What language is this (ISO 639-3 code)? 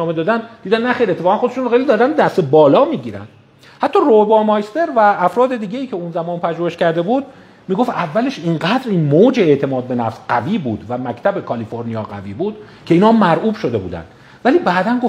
fas